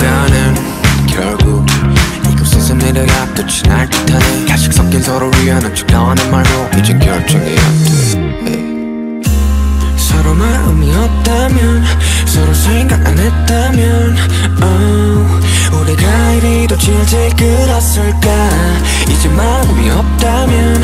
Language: Korean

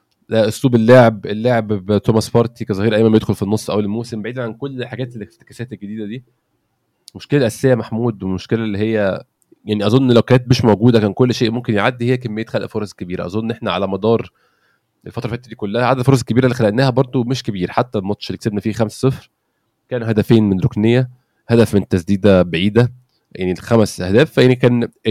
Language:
Arabic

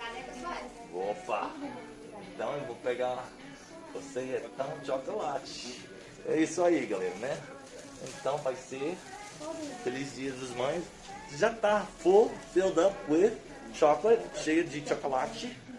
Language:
Portuguese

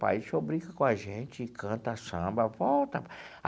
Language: Portuguese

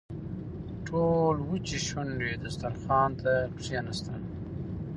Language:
Pashto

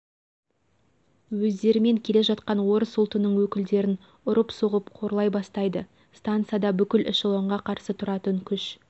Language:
Kazakh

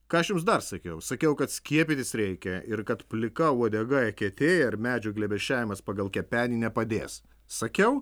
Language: Lithuanian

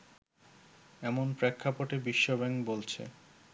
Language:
Bangla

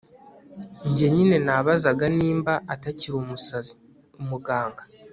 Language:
Kinyarwanda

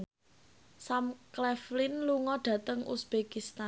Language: Javanese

